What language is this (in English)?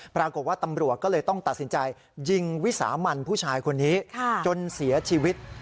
Thai